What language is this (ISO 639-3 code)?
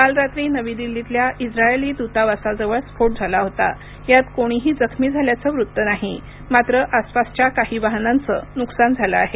mar